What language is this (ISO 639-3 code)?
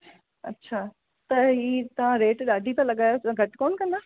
snd